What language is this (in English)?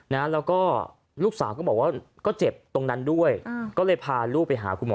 Thai